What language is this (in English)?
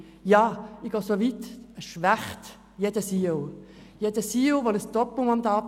Swiss German